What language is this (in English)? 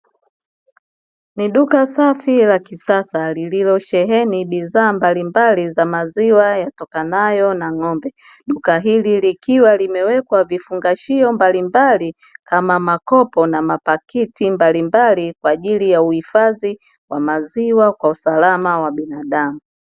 Swahili